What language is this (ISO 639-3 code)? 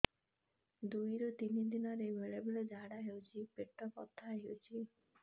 ori